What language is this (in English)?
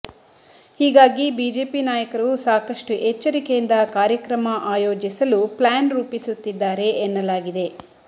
Kannada